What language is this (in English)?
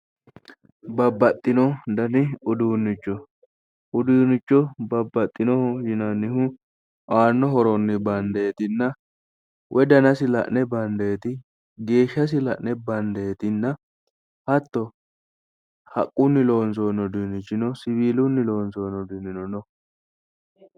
Sidamo